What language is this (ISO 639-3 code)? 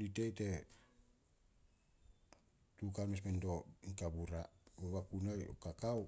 sol